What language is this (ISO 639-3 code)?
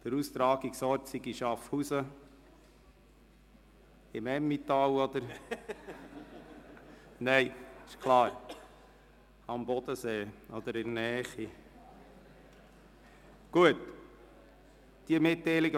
gsw